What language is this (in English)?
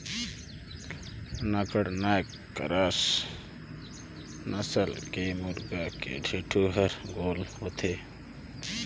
Chhattisgarhi